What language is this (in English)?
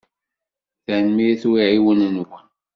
Kabyle